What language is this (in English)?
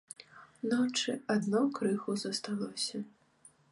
Belarusian